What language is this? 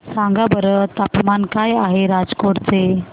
Marathi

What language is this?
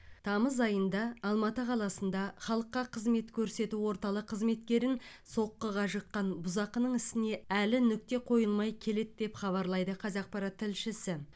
Kazakh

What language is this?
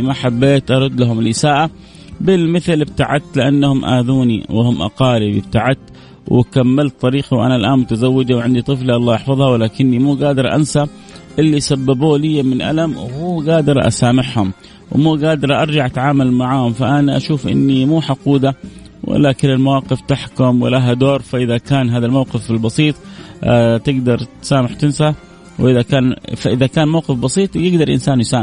Arabic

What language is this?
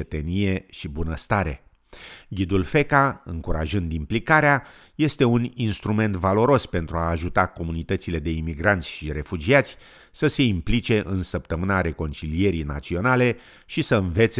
Romanian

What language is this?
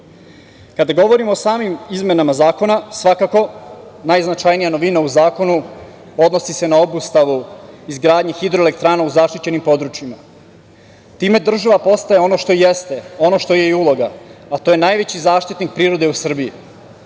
Serbian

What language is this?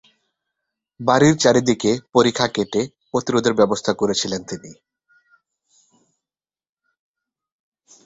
Bangla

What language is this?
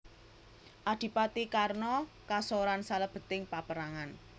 Javanese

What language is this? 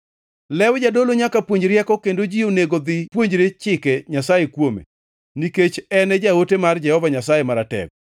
Luo (Kenya and Tanzania)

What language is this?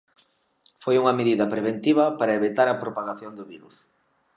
Galician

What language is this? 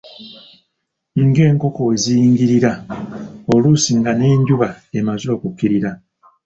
Ganda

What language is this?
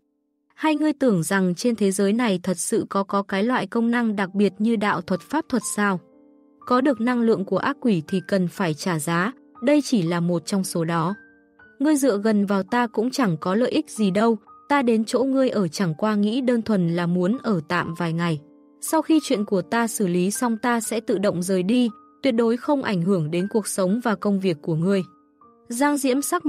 Vietnamese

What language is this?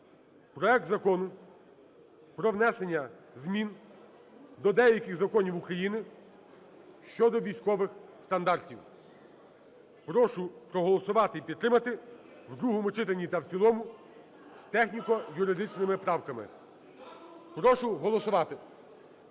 Ukrainian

